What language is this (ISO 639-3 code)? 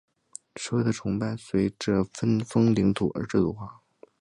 zho